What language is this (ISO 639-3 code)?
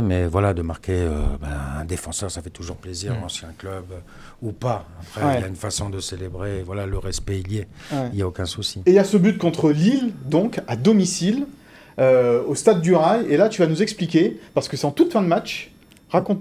fra